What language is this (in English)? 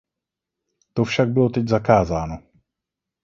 Czech